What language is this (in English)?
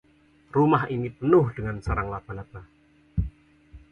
Indonesian